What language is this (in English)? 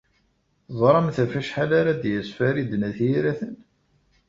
Kabyle